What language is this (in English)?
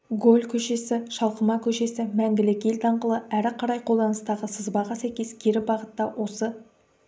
Kazakh